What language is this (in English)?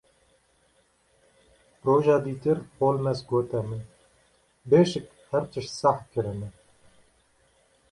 Kurdish